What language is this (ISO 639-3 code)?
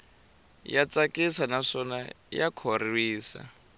tso